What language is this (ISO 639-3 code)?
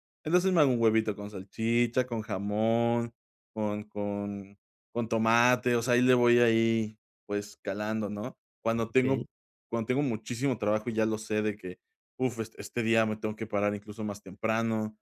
spa